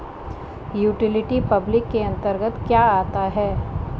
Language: Hindi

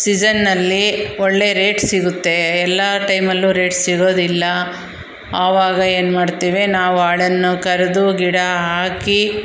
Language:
Kannada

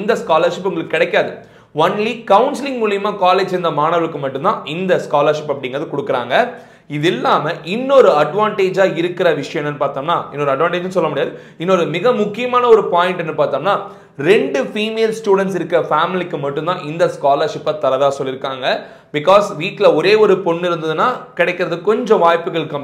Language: Tamil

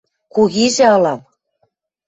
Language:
Western Mari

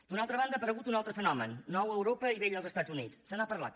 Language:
Catalan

